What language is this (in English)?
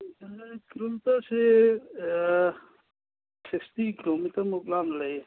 Manipuri